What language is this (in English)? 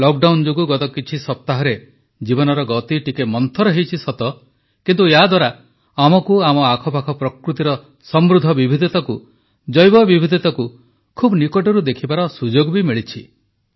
Odia